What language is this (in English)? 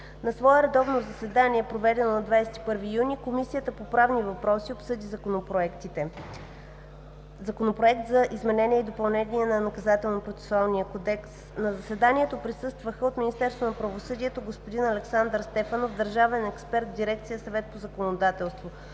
Bulgarian